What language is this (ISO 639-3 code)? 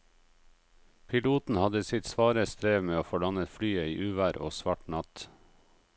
nor